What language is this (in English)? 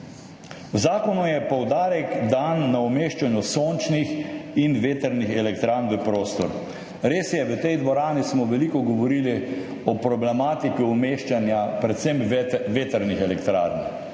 Slovenian